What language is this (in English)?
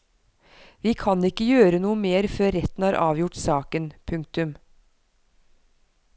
Norwegian